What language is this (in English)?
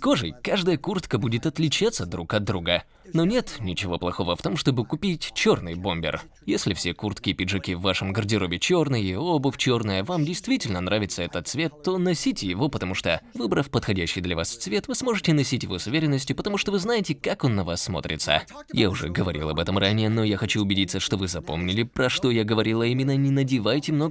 Russian